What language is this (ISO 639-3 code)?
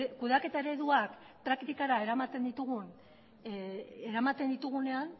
eus